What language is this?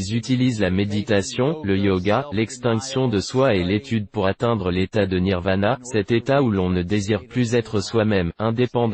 French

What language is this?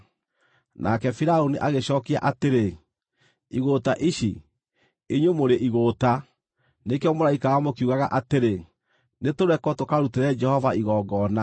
Kikuyu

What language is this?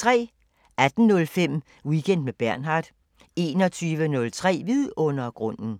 Danish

